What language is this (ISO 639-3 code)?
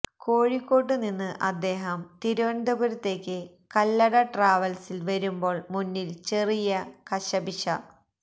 mal